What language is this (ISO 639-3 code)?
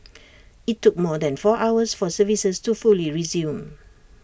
eng